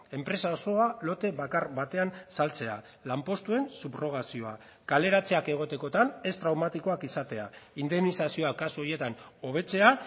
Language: Basque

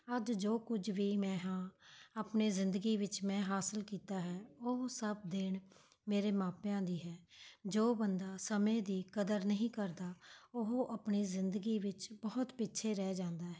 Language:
Punjabi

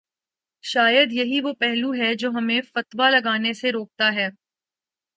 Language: Urdu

